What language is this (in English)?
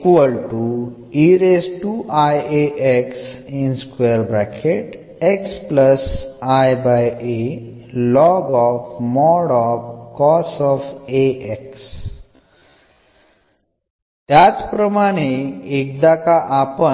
Malayalam